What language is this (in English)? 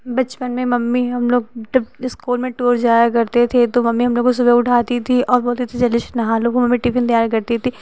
Hindi